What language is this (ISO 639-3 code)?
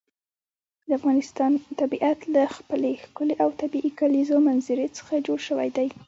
pus